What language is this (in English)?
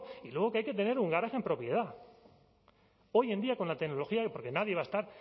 Spanish